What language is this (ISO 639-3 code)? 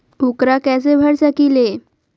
mag